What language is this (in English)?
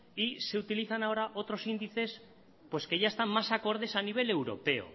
Spanish